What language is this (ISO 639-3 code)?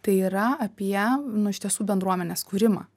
lit